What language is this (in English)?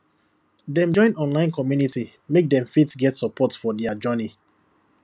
Nigerian Pidgin